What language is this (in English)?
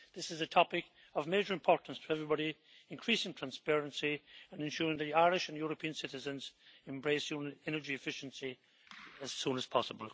English